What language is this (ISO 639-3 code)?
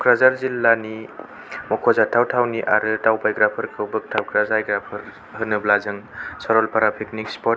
brx